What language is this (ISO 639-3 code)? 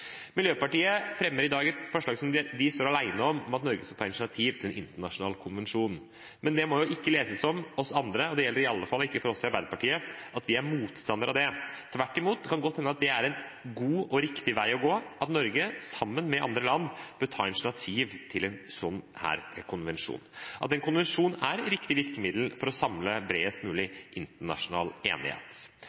nob